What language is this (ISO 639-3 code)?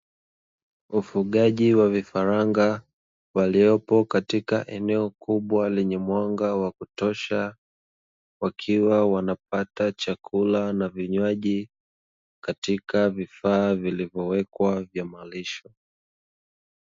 swa